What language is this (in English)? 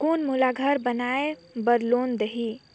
Chhattisgarhi